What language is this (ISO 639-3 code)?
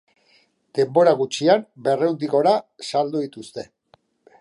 eus